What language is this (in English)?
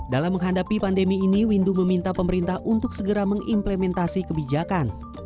Indonesian